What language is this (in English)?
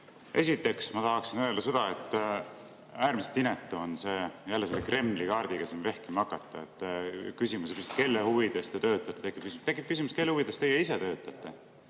Estonian